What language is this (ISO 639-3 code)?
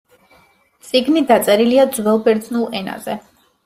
kat